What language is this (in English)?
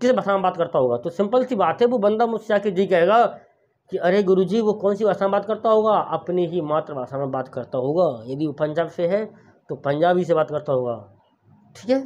Hindi